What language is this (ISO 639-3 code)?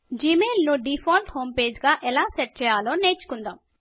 tel